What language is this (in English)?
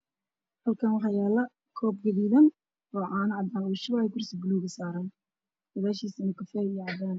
Somali